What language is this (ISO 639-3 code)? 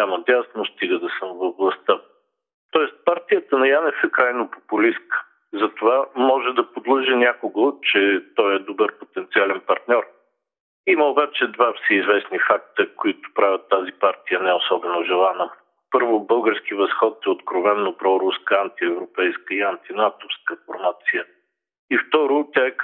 bul